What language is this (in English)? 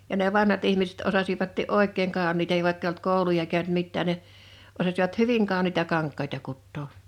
Finnish